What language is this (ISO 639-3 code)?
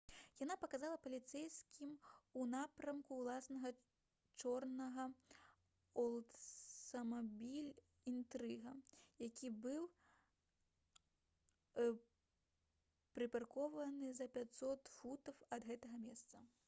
bel